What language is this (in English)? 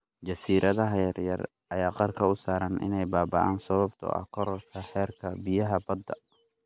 Somali